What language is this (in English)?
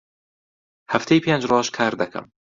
Central Kurdish